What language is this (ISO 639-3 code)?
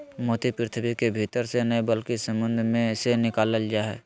mag